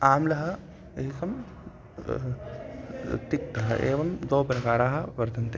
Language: Sanskrit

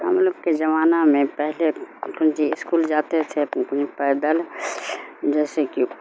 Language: Urdu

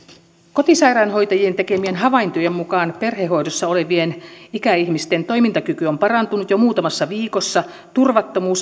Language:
Finnish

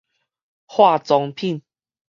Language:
Min Nan Chinese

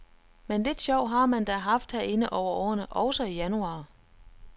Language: Danish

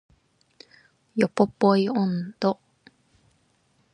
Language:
Japanese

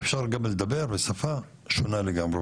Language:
Hebrew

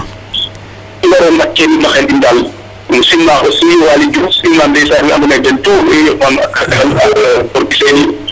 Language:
Serer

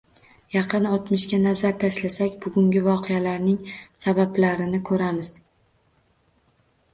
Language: Uzbek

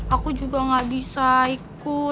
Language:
Indonesian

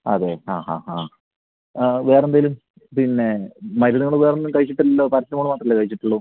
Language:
Malayalam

